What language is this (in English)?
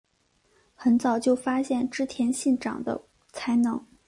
Chinese